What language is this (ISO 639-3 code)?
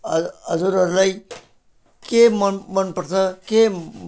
nep